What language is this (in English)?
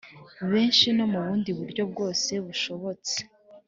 Kinyarwanda